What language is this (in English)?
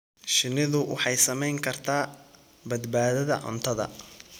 Somali